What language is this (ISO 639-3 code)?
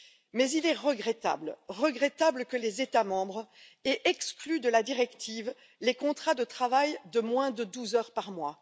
fra